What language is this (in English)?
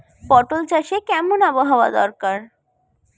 Bangla